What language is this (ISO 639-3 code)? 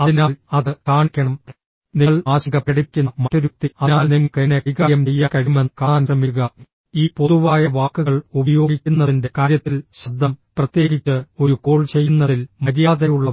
mal